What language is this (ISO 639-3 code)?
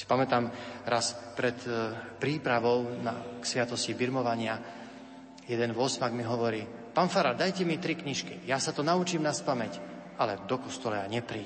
slk